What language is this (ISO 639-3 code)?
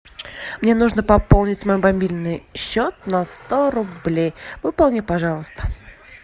rus